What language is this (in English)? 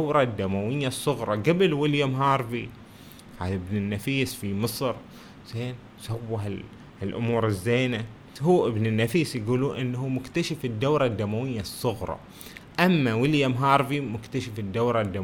Arabic